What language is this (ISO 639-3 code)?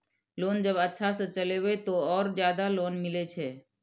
mai